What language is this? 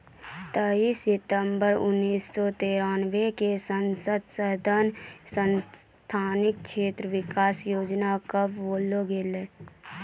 Maithili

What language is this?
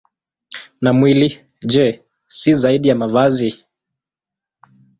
Swahili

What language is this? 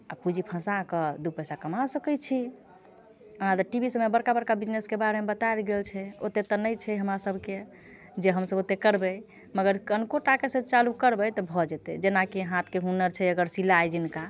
Maithili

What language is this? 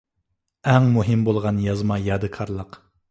Uyghur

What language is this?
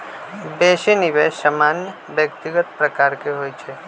Magahi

